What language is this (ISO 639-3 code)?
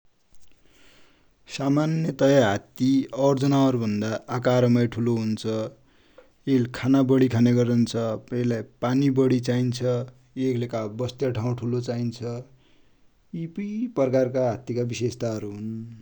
dty